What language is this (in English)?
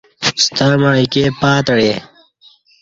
Kati